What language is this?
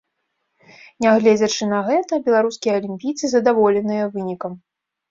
Belarusian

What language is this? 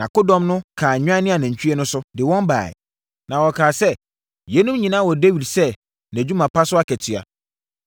Akan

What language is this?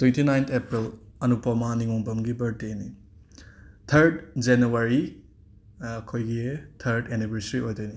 Manipuri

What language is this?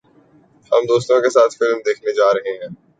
Urdu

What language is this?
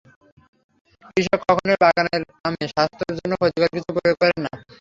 Bangla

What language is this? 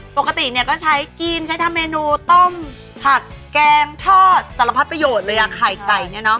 Thai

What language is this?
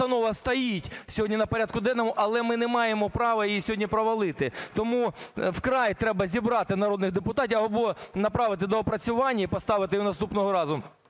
Ukrainian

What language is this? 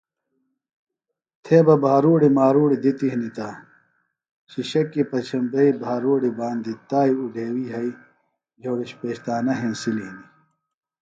Phalura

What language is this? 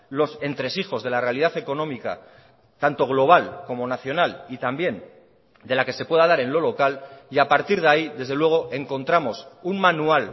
Spanish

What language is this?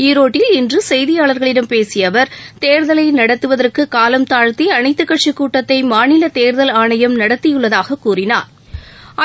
Tamil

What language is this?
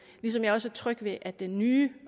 Danish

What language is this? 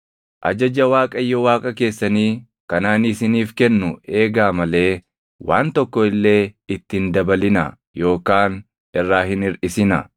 Oromo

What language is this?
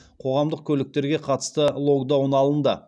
Kazakh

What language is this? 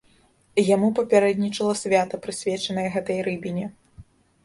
Belarusian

